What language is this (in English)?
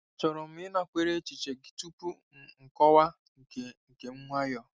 Igbo